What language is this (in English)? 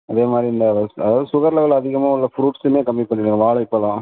Tamil